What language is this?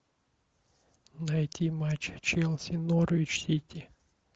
Russian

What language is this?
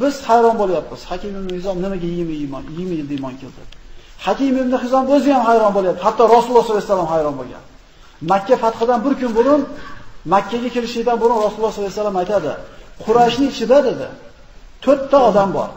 Turkish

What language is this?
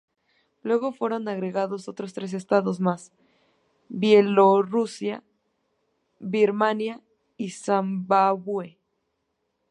Spanish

